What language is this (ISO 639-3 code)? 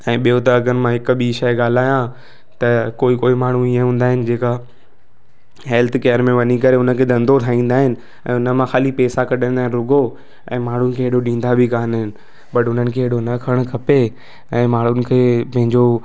snd